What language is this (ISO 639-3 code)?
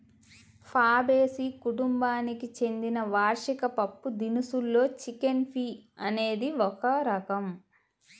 tel